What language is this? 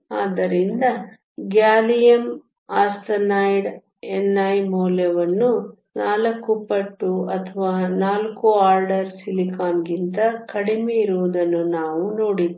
Kannada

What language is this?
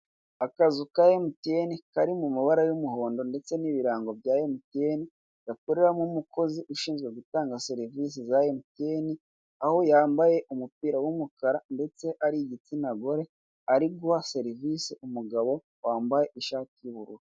Kinyarwanda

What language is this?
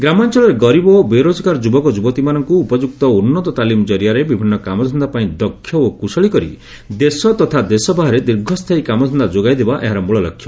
Odia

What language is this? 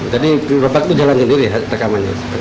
Indonesian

